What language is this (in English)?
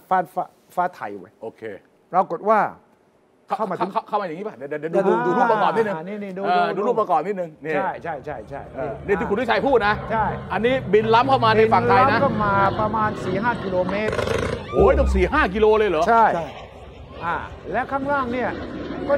Thai